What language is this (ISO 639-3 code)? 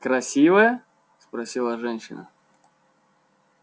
rus